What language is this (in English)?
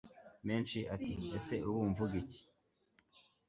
Kinyarwanda